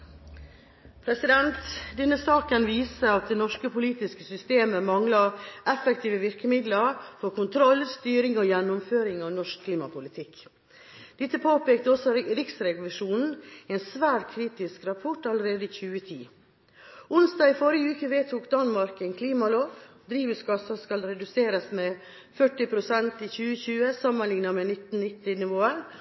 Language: Norwegian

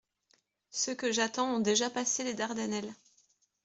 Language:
French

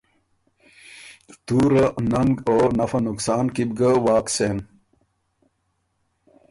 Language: Ormuri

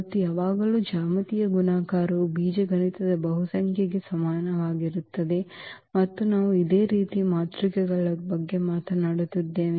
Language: Kannada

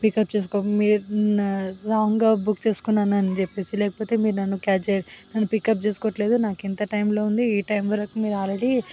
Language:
Telugu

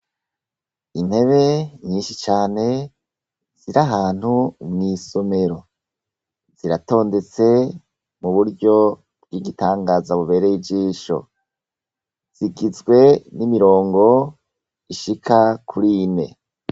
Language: Rundi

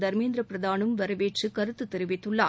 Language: Tamil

